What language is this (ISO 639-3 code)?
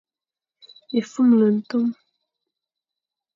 fan